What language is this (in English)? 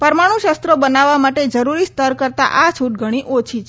Gujarati